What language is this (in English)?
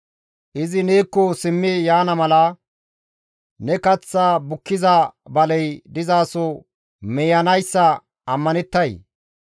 Gamo